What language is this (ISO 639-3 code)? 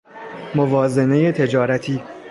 fas